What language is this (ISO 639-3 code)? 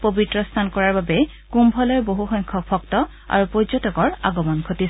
asm